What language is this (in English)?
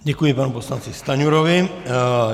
Czech